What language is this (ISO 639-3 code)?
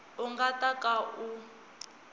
tso